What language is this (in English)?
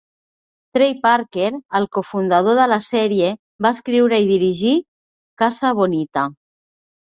Catalan